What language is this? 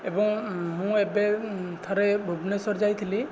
Odia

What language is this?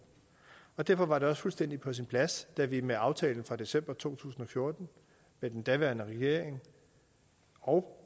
Danish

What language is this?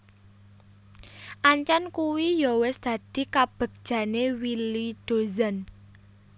Javanese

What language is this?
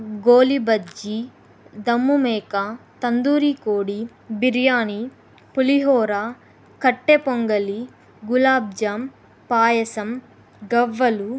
Telugu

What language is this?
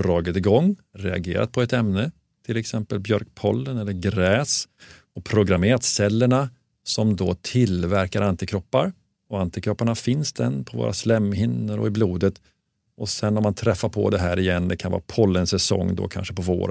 Swedish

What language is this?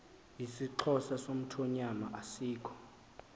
Xhosa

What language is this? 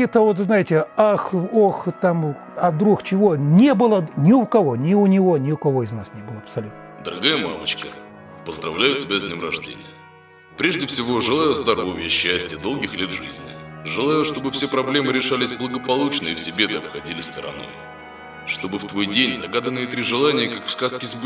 Russian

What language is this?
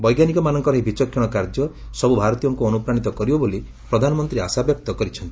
Odia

